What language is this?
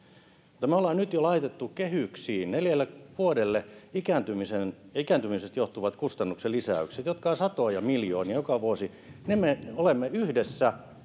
Finnish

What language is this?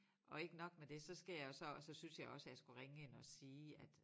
Danish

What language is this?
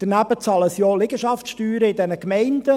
Swiss German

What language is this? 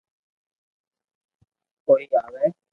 Loarki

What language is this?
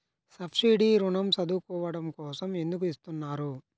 Telugu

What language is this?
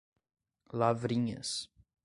Portuguese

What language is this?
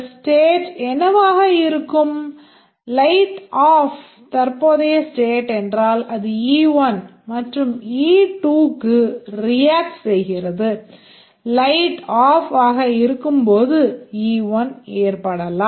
Tamil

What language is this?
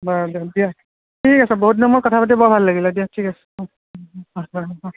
Assamese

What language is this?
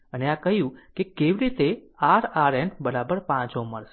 Gujarati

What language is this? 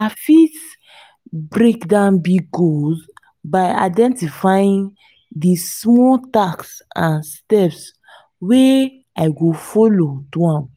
Nigerian Pidgin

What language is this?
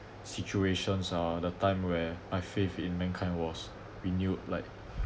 English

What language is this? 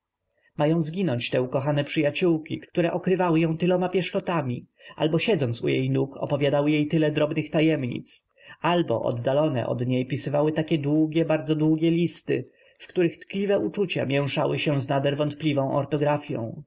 Polish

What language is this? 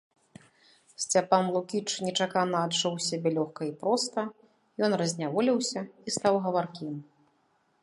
Belarusian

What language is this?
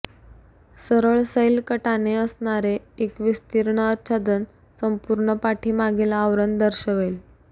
Marathi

